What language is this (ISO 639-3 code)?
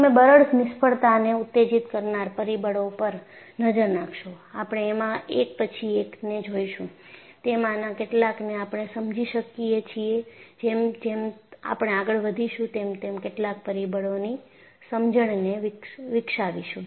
guj